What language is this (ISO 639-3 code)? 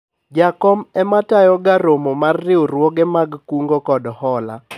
luo